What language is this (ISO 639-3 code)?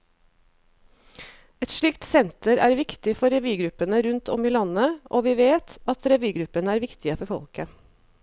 nor